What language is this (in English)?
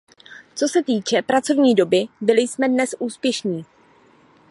Czech